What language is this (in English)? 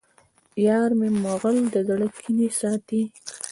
Pashto